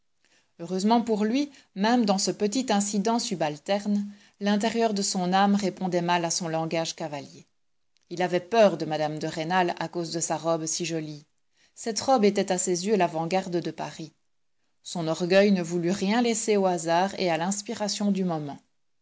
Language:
French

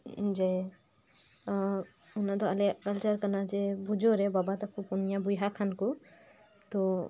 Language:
Santali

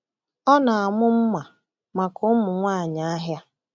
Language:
Igbo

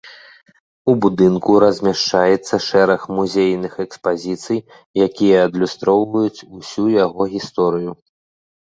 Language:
Belarusian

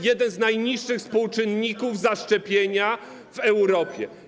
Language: Polish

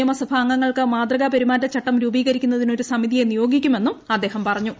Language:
Malayalam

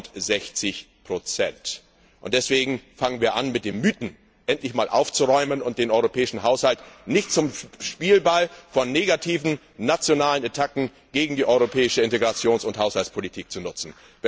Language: German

